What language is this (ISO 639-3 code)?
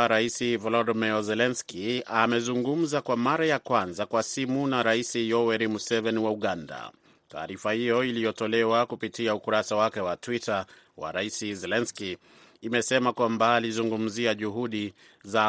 swa